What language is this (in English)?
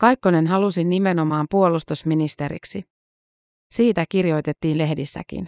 Finnish